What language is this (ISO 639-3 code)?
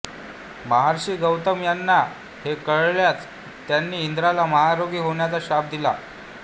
mar